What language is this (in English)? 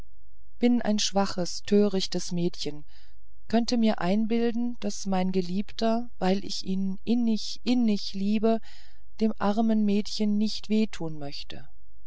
German